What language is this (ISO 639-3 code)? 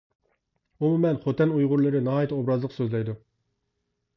uig